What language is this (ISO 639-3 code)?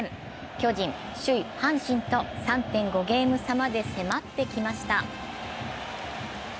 jpn